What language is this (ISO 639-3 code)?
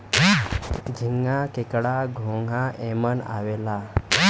bho